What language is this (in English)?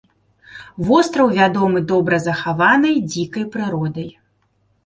Belarusian